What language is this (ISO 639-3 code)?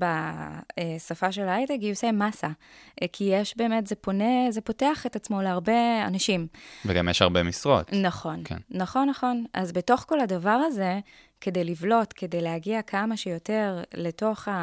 heb